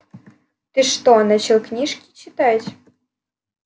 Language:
Russian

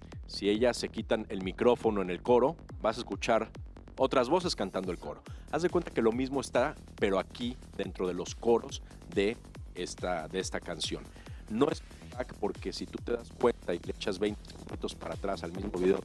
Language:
Spanish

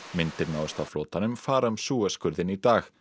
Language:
Icelandic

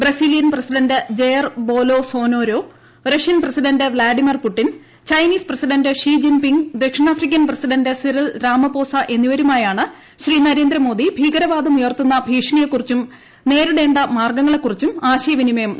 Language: Malayalam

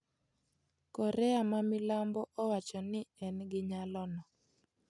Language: Luo (Kenya and Tanzania)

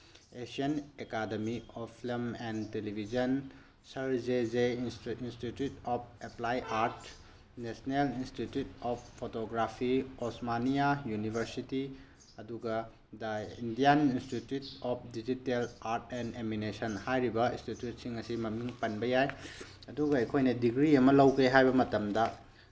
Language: Manipuri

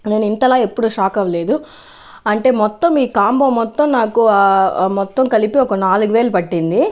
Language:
Telugu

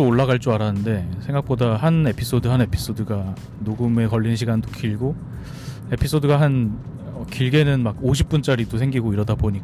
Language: Korean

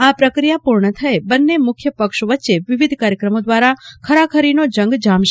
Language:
Gujarati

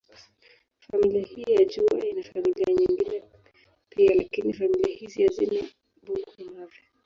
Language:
Swahili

